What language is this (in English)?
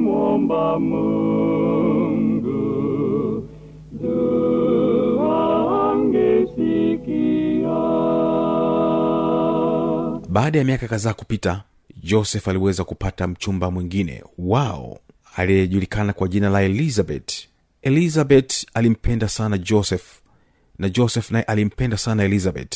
Swahili